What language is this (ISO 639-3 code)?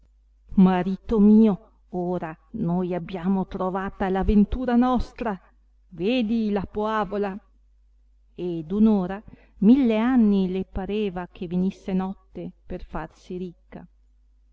ita